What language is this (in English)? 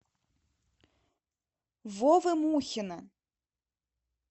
Russian